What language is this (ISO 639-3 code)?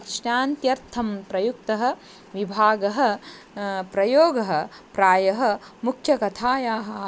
san